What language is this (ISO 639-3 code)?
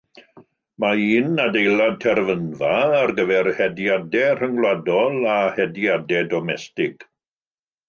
cym